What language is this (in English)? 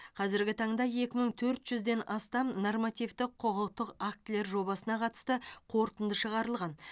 Kazakh